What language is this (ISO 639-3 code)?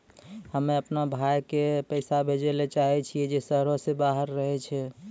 mai